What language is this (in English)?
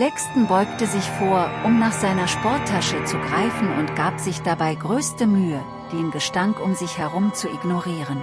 German